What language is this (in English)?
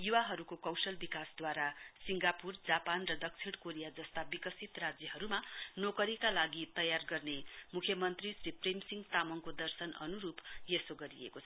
Nepali